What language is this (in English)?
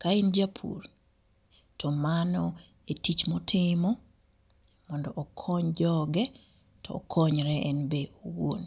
Luo (Kenya and Tanzania)